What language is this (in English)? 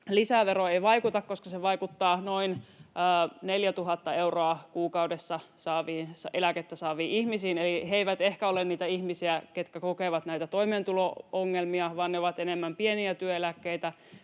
Finnish